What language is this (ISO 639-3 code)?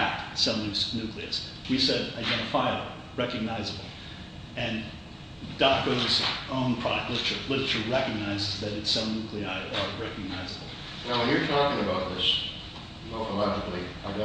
eng